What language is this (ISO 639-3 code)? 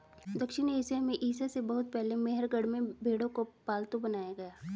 hin